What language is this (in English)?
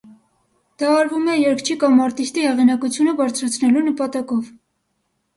Armenian